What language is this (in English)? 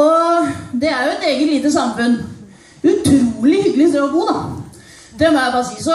Norwegian